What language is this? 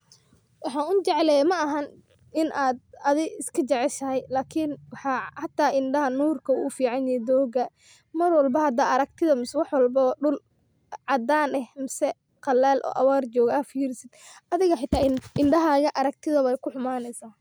Somali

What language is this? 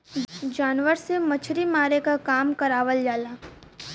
Bhojpuri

